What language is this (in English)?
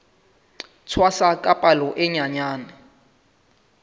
Southern Sotho